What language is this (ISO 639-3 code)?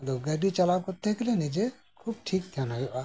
sat